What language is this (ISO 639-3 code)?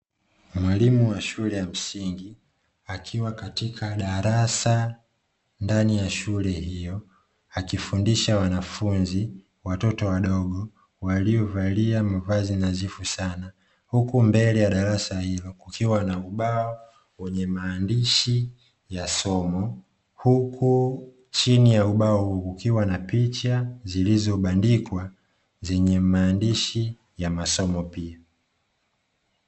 swa